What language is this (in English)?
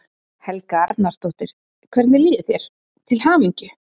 Icelandic